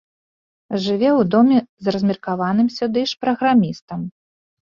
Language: Belarusian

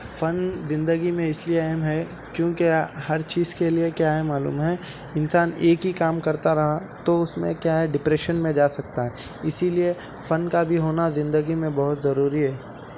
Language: Urdu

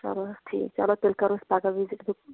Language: Kashmiri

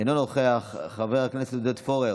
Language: Hebrew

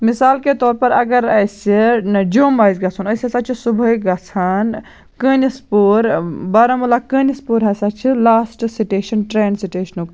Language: Kashmiri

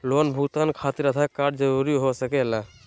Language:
Magahi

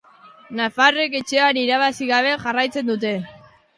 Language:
Basque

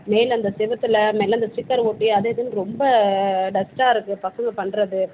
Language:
Tamil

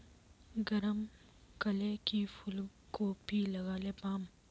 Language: Magahi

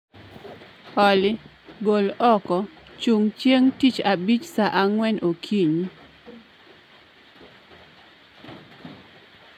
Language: Luo (Kenya and Tanzania)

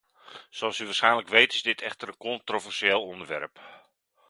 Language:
Dutch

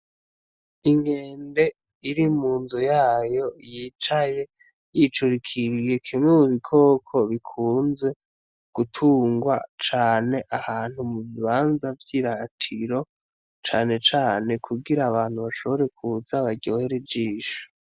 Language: Rundi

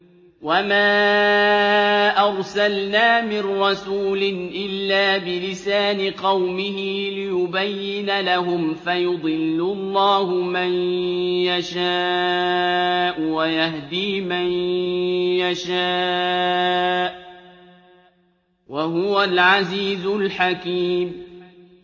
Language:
Arabic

